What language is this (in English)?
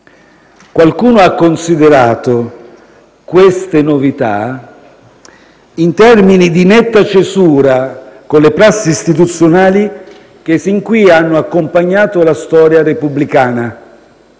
Italian